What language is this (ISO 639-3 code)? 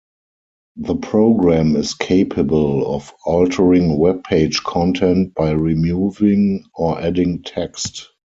eng